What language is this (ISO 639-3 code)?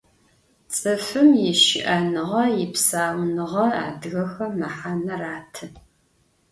ady